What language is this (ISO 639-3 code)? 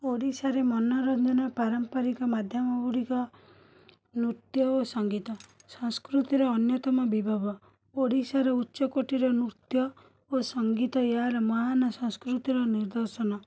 ori